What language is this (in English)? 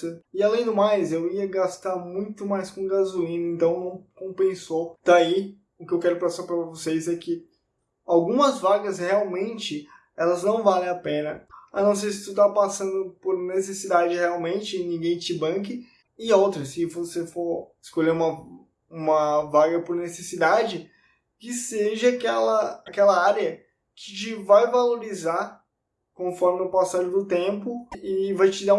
Portuguese